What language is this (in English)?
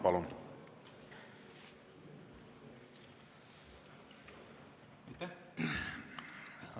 Estonian